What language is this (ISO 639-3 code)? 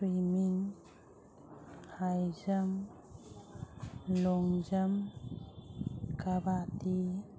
mni